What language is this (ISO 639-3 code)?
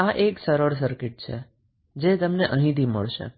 guj